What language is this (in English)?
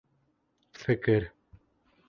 Bashkir